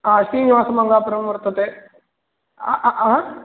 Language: Sanskrit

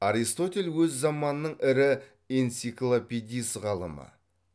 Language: Kazakh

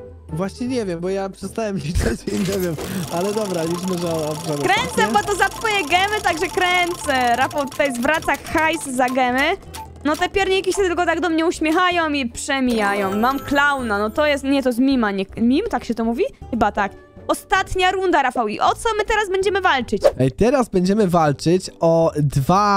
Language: Polish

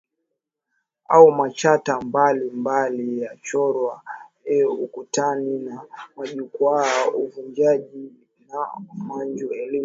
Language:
Swahili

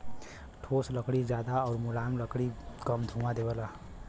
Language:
Bhojpuri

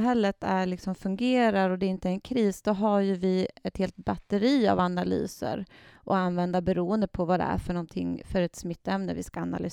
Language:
Swedish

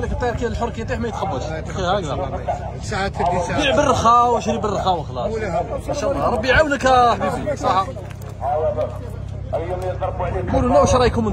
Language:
Arabic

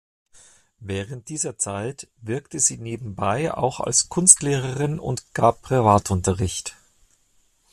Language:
German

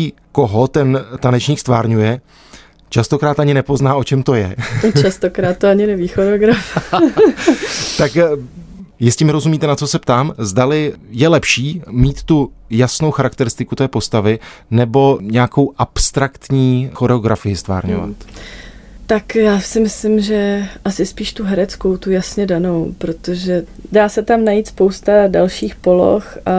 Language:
Czech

